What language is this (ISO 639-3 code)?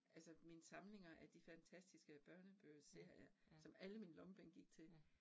dan